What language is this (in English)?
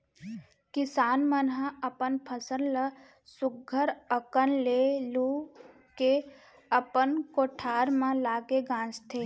Chhattisgarhi